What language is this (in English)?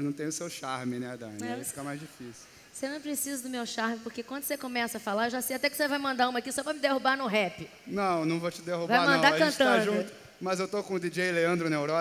Portuguese